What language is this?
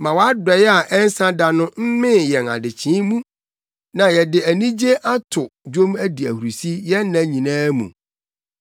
Akan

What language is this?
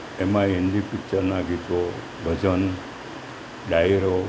Gujarati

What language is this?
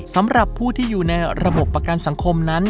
Thai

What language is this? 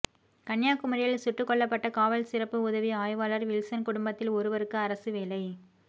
Tamil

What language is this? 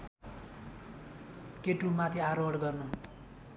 Nepali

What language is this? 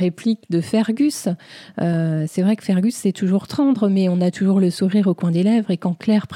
French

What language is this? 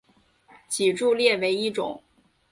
Chinese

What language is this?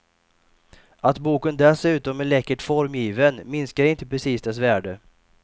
Swedish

